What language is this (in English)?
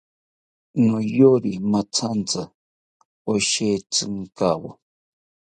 South Ucayali Ashéninka